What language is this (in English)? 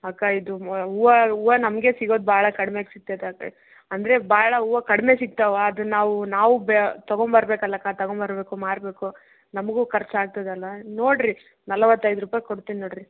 Kannada